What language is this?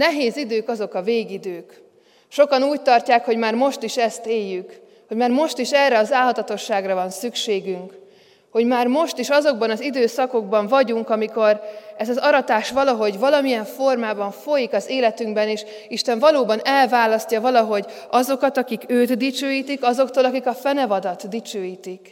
Hungarian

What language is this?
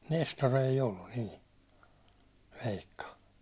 Finnish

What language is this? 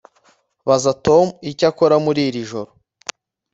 Kinyarwanda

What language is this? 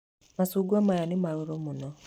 Kikuyu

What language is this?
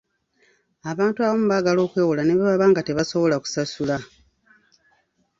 Ganda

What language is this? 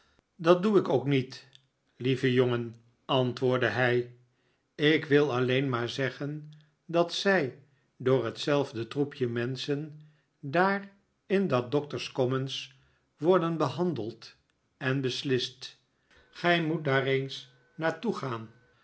Dutch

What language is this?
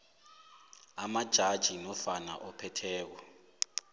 South Ndebele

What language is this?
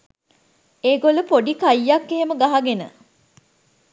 Sinhala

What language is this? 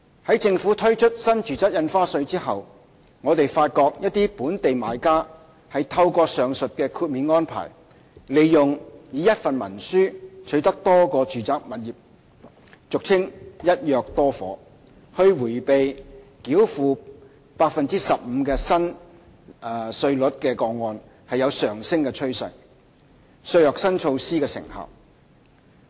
Cantonese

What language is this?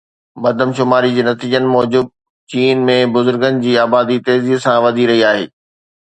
Sindhi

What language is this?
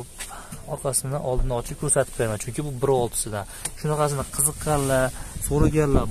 Turkish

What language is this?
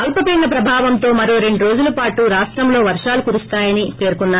Telugu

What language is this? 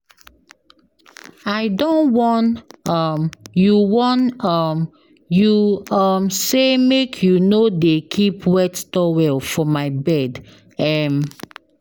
Nigerian Pidgin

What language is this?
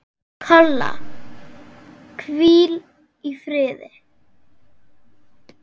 Icelandic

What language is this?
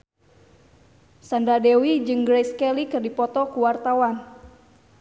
Sundanese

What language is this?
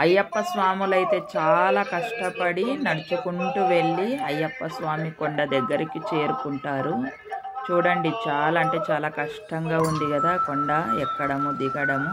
Telugu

